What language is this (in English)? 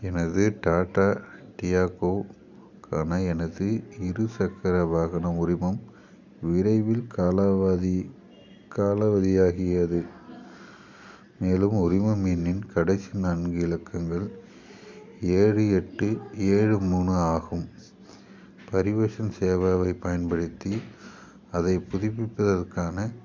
Tamil